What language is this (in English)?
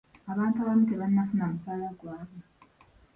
Ganda